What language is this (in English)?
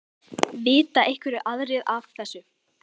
Icelandic